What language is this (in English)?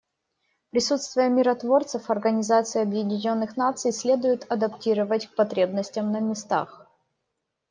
Russian